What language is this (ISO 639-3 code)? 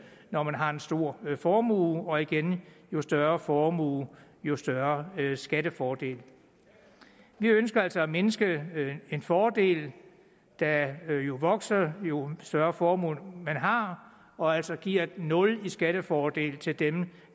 dan